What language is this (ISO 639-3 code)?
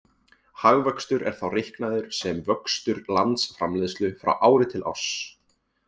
isl